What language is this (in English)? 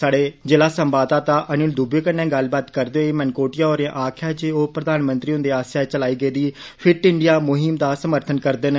Dogri